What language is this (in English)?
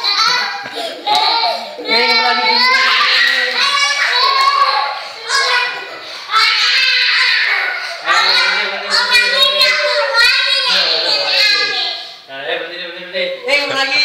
Indonesian